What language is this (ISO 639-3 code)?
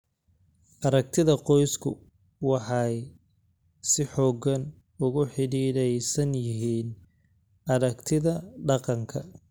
som